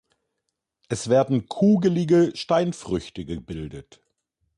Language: German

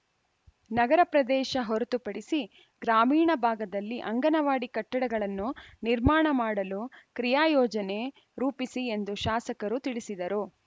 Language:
Kannada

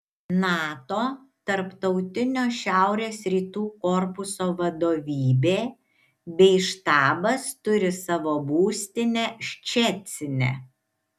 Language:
Lithuanian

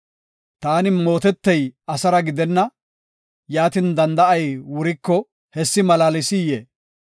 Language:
Gofa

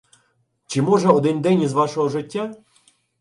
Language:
Ukrainian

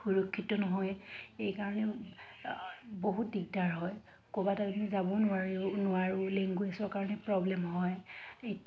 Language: Assamese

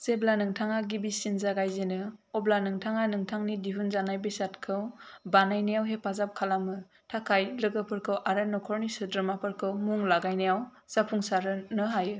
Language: Bodo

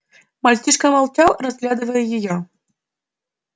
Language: Russian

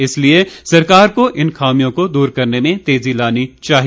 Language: Hindi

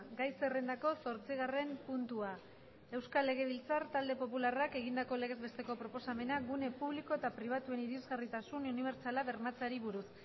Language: Basque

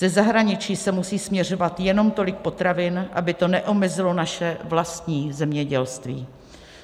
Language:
Czech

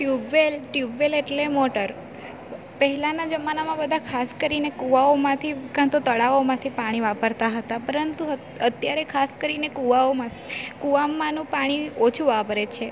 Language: Gujarati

